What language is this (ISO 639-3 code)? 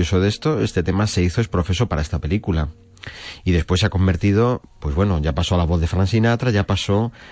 spa